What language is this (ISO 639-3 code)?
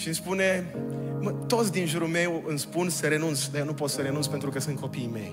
ron